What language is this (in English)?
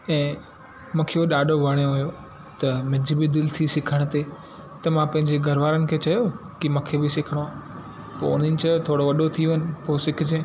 Sindhi